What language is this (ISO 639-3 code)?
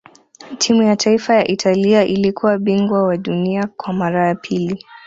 swa